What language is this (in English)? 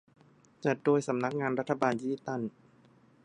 Thai